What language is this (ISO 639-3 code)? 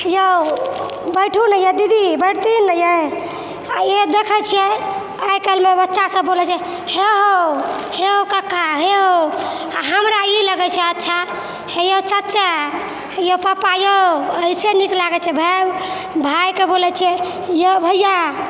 mai